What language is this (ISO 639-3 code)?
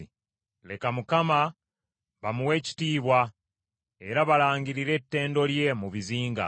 lug